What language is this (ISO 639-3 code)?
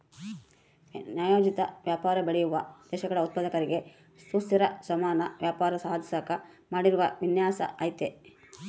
kan